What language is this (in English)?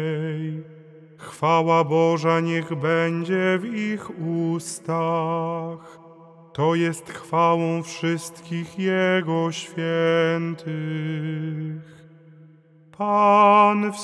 Polish